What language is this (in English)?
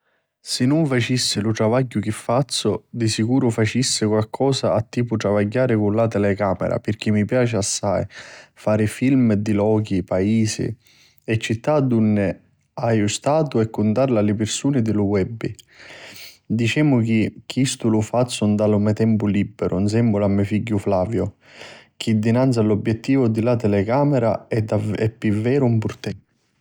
Sicilian